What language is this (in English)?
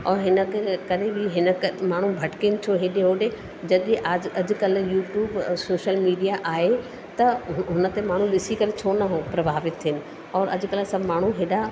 Sindhi